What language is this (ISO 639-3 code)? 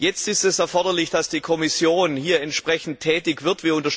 deu